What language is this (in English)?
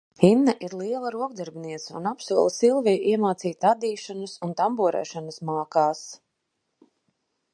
Latvian